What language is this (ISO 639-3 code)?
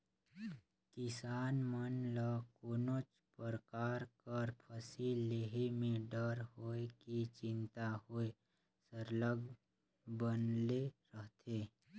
hne